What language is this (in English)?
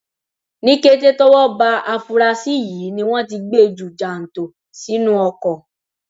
Yoruba